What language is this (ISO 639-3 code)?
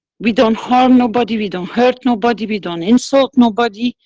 eng